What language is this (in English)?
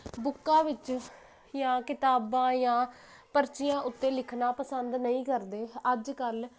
Punjabi